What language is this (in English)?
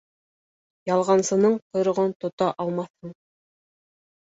Bashkir